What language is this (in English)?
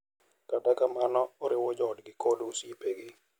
Luo (Kenya and Tanzania)